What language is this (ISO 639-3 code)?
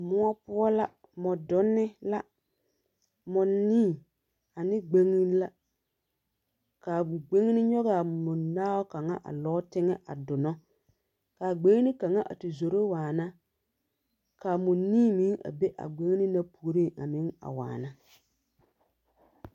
dga